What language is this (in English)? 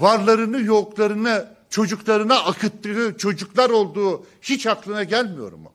Turkish